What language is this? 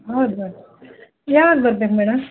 Kannada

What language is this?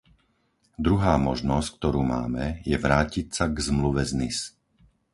Slovak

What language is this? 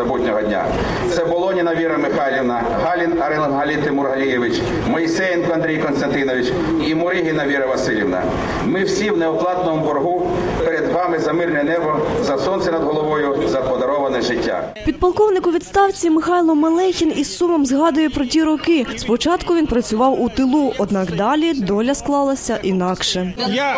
Ukrainian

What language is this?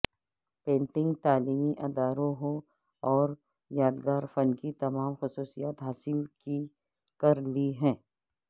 Urdu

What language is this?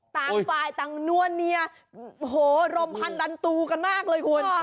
Thai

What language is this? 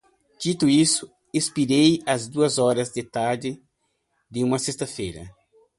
Portuguese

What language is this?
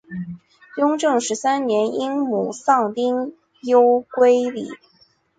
Chinese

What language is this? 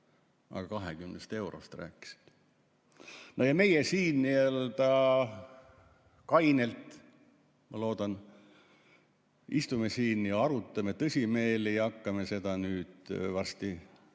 Estonian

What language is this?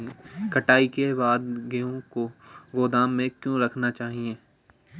Hindi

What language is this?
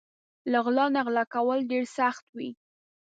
Pashto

